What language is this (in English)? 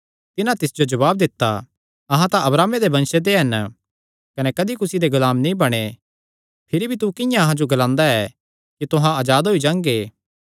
Kangri